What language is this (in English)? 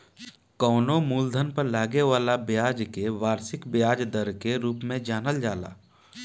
Bhojpuri